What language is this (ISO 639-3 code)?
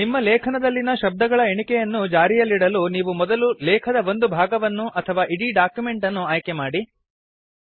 kan